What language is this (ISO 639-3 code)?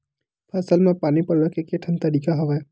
hne